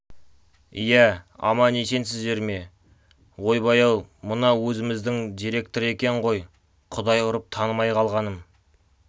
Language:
Kazakh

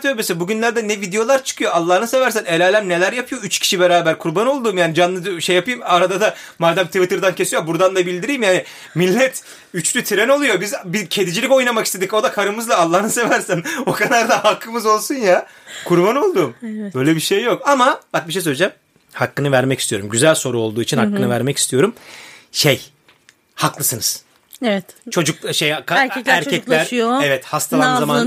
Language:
Turkish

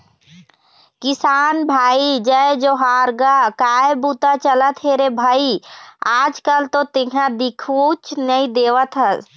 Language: Chhattisgarhi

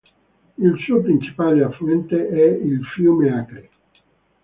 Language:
Italian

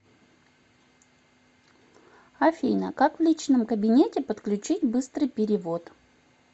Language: Russian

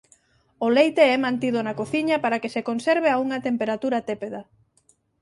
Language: Galician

